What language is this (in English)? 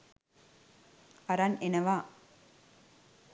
Sinhala